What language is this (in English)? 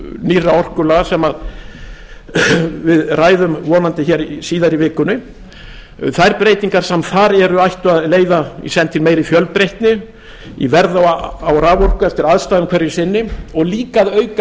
Icelandic